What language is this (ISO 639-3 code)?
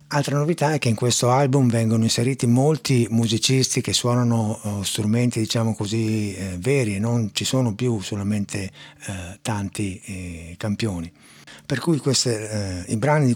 ita